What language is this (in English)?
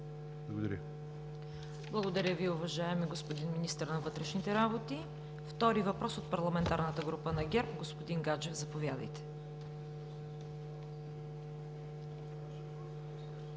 Bulgarian